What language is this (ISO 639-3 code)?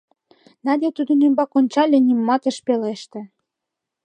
chm